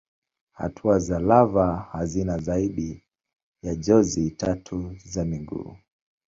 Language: Swahili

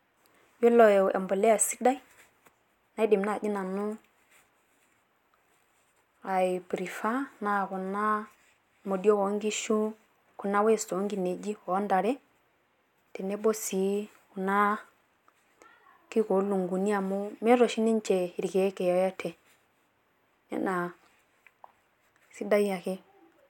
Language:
Masai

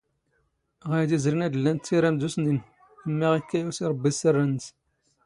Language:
Standard Moroccan Tamazight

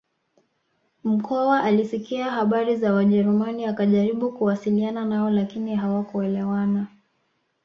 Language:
Swahili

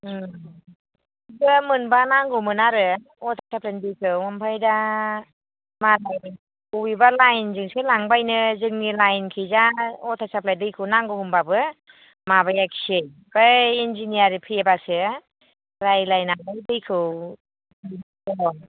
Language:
Bodo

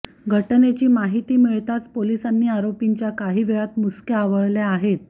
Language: Marathi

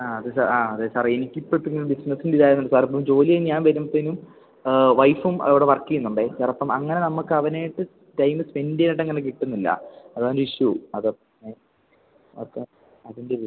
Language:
Malayalam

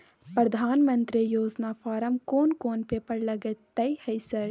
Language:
Maithili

